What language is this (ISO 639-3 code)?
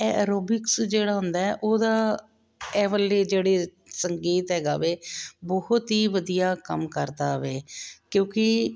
pan